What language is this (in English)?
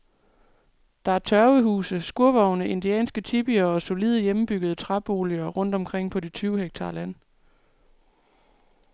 Danish